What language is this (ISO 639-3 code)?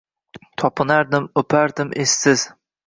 uzb